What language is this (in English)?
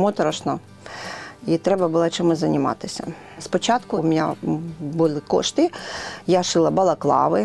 Ukrainian